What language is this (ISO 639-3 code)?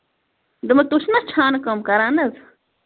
kas